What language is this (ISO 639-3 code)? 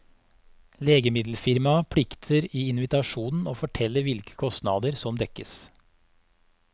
nor